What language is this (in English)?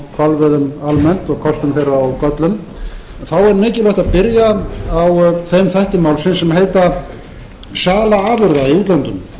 Icelandic